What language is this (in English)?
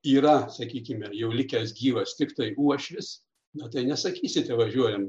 Lithuanian